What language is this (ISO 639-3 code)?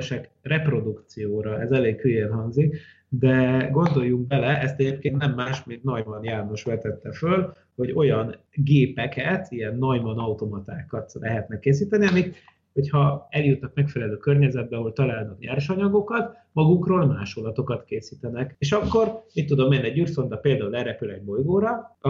hun